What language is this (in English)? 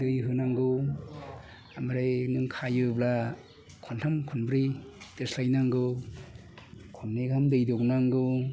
Bodo